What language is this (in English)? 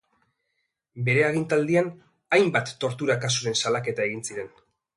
Basque